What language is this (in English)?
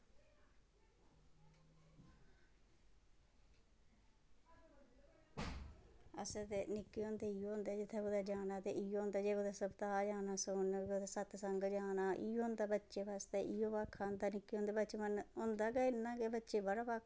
Dogri